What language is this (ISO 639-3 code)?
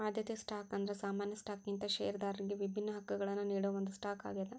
kan